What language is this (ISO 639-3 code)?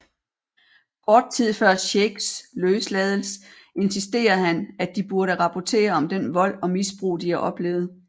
dan